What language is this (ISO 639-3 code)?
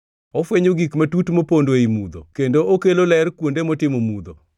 luo